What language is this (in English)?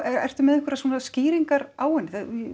Icelandic